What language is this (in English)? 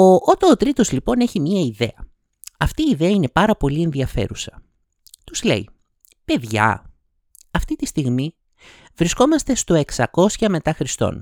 Greek